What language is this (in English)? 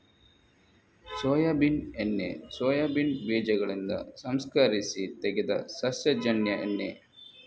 Kannada